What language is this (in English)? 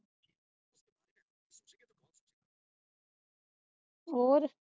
Punjabi